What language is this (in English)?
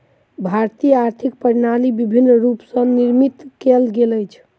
Maithili